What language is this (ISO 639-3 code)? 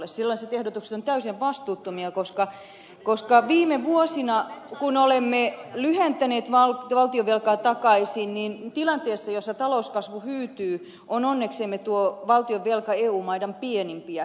fin